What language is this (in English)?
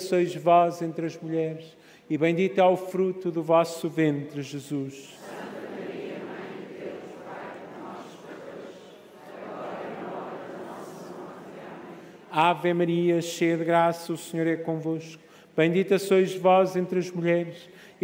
Portuguese